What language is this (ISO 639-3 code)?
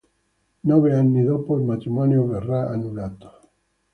ita